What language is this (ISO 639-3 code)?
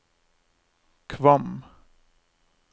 nor